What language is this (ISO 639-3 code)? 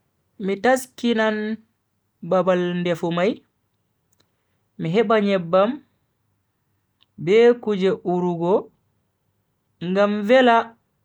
fui